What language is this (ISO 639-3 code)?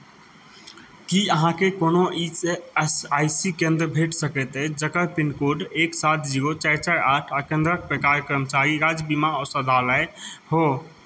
mai